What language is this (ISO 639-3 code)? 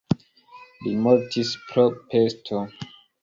epo